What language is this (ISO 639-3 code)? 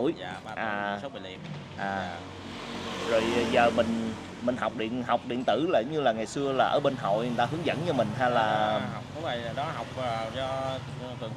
vie